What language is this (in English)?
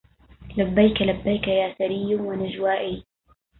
Arabic